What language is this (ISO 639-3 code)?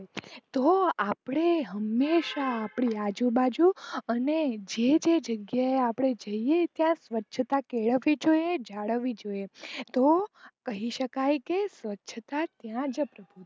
guj